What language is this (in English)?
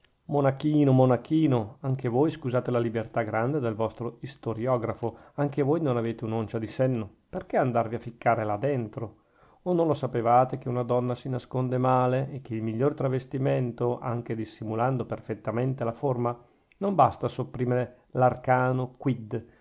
Italian